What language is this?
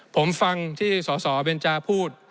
Thai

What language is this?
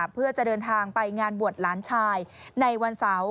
Thai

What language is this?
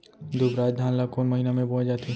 Chhattisgarhi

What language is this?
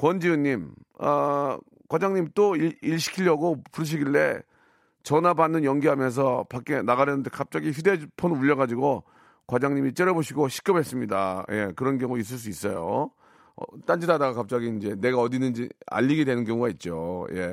Korean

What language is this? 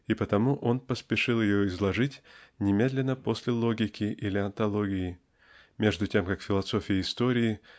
Russian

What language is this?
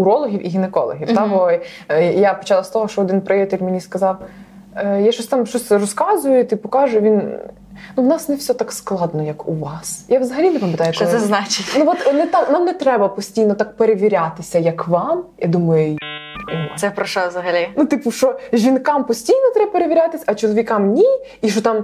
Ukrainian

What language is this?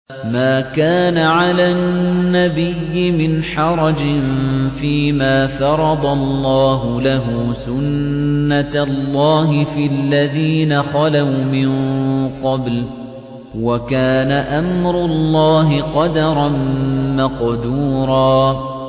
Arabic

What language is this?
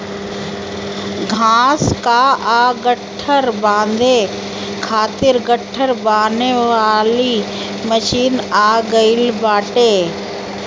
Bhojpuri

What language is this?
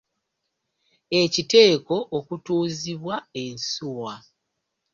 Ganda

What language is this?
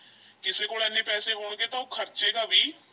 Punjabi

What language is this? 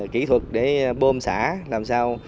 Vietnamese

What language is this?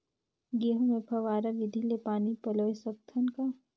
Chhattisgarhi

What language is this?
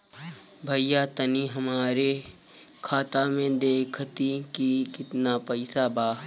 Bhojpuri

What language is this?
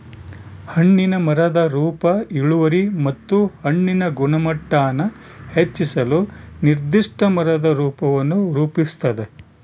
Kannada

